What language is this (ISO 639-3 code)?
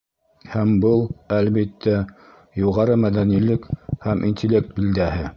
bak